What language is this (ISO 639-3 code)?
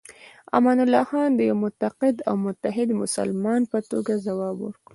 pus